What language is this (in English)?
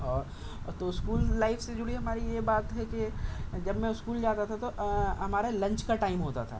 Urdu